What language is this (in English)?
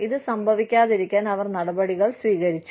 Malayalam